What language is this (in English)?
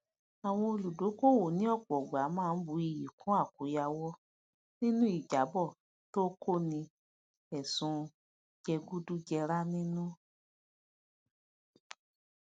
Yoruba